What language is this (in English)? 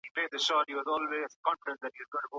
Pashto